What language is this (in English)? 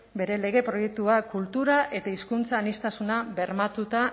Basque